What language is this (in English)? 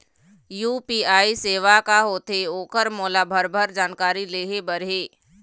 Chhattisgarhi